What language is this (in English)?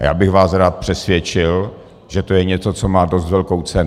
Czech